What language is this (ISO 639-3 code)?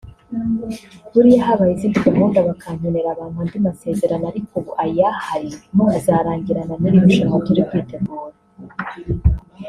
kin